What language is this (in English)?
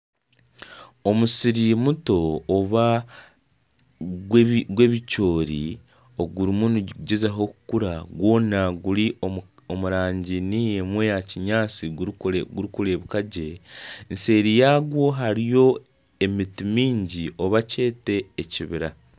Nyankole